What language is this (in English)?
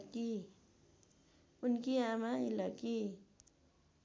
Nepali